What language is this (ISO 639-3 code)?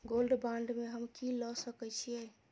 mai